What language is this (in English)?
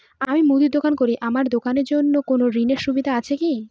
Bangla